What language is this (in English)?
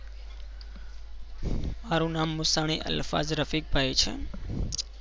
Gujarati